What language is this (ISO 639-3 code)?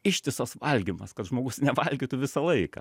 lit